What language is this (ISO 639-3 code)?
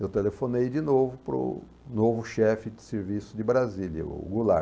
por